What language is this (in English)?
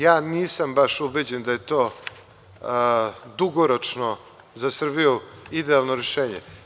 Serbian